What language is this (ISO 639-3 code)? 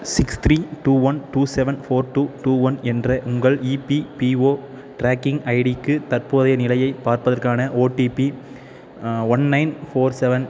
tam